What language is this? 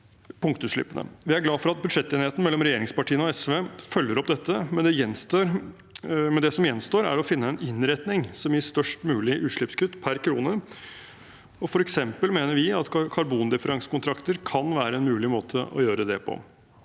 Norwegian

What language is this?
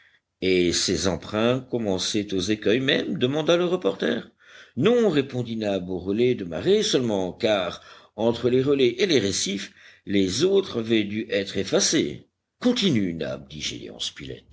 French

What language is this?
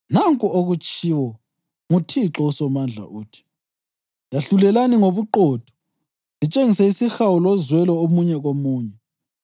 North Ndebele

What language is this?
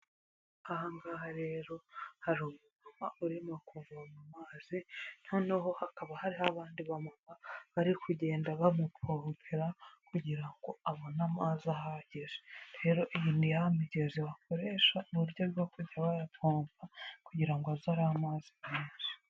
Kinyarwanda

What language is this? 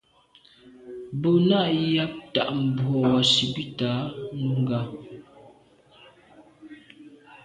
Medumba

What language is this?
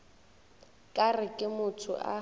Northern Sotho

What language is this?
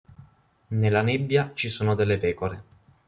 Italian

